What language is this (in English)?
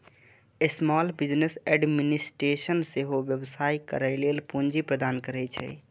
Maithili